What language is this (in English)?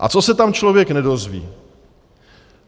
Czech